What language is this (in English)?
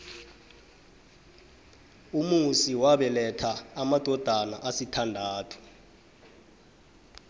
South Ndebele